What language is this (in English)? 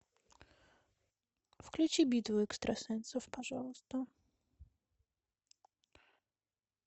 Russian